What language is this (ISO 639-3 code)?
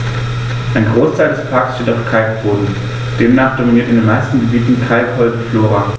deu